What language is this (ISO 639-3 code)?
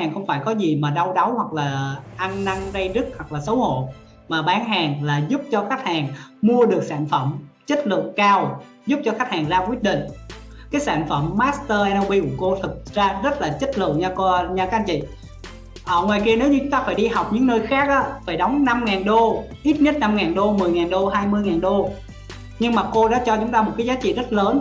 vie